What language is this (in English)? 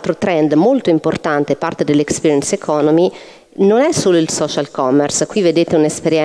Italian